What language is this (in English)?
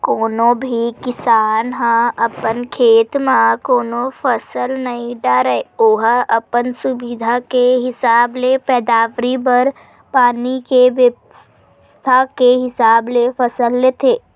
Chhattisgarhi